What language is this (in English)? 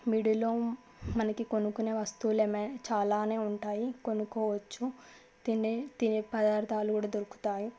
Telugu